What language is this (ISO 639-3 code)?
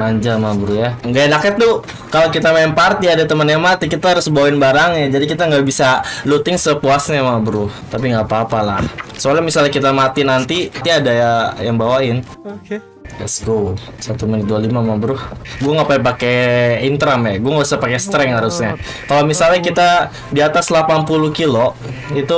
ind